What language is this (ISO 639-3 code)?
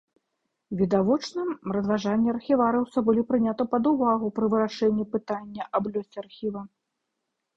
bel